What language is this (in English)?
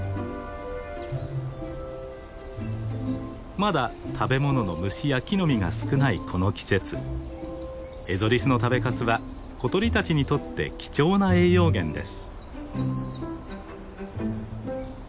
Japanese